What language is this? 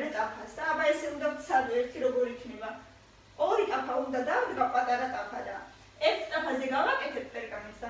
Romanian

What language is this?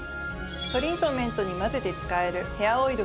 Japanese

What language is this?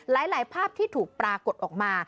Thai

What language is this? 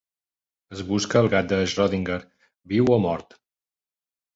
Catalan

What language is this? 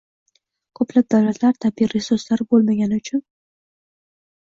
Uzbek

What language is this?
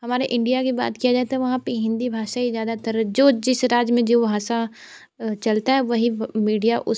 Hindi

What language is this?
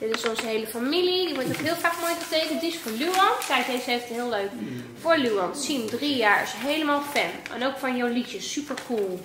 Dutch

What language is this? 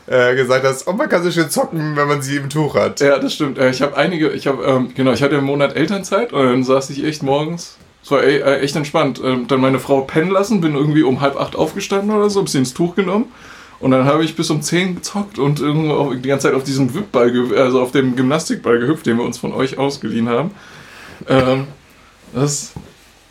German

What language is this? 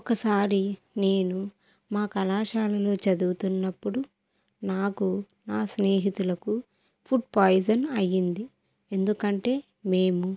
Telugu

